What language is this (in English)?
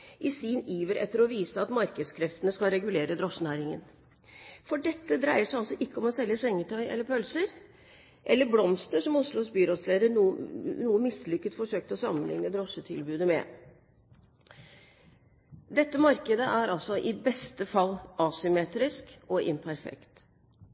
Norwegian Bokmål